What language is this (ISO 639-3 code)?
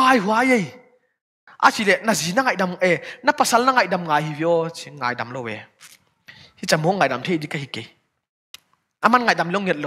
tha